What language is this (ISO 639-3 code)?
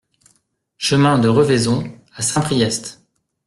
fra